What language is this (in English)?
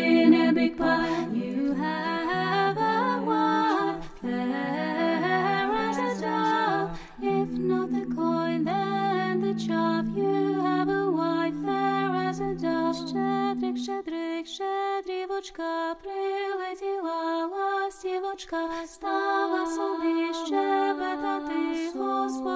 Romanian